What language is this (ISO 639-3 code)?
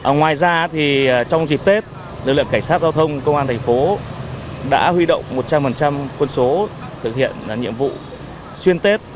vie